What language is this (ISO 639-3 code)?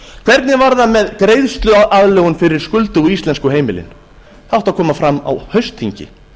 isl